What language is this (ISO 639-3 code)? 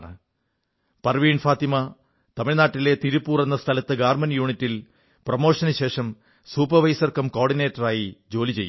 mal